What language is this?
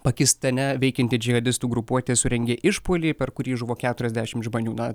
Lithuanian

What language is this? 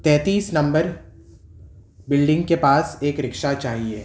Urdu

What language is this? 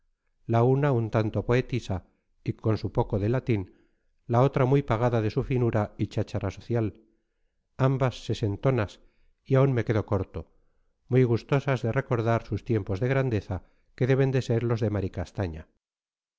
Spanish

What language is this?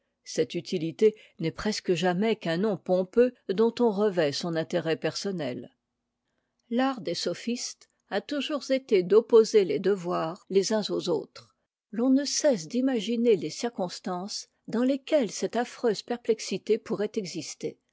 French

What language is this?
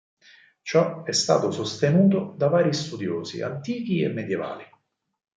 Italian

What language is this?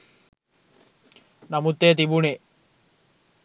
Sinhala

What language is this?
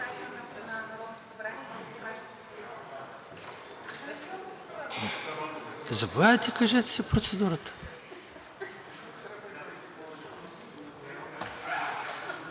Bulgarian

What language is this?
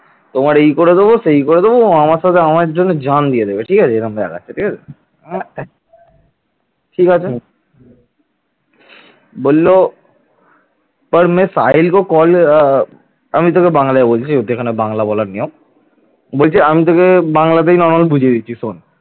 Bangla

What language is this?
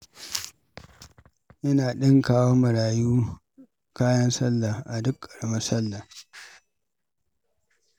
Hausa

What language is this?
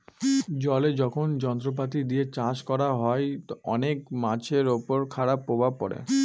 Bangla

